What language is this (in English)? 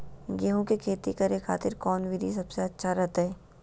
Magahi